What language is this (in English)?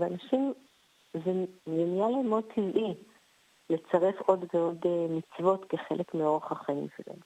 Hebrew